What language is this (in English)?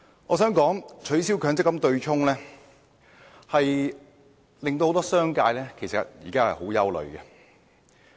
Cantonese